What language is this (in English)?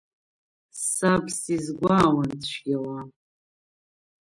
Abkhazian